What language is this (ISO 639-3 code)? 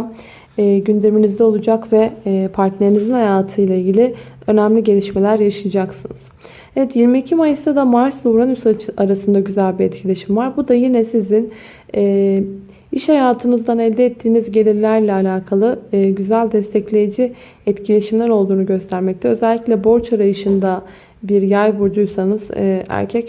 tur